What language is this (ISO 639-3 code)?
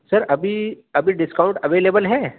urd